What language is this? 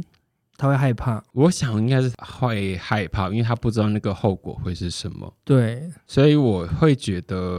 Chinese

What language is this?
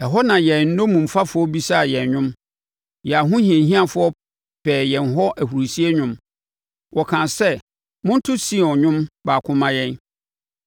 Akan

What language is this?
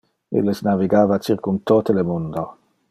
Interlingua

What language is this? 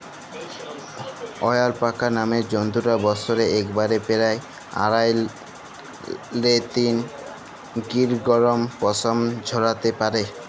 Bangla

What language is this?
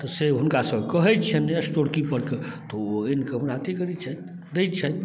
Maithili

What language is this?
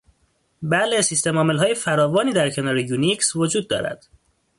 Persian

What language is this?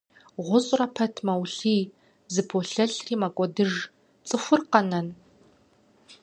Kabardian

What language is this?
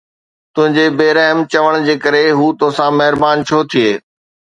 Sindhi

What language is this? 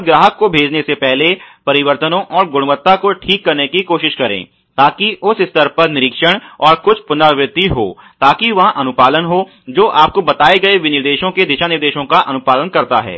Hindi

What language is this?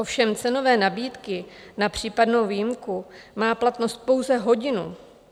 Czech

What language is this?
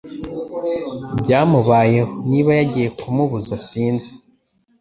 Kinyarwanda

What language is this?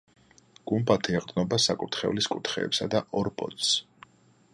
Georgian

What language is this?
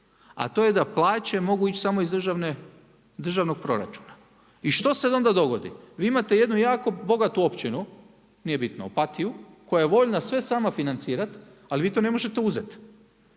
Croatian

